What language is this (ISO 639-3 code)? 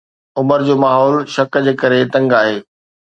snd